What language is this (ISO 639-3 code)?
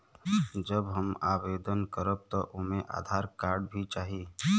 bho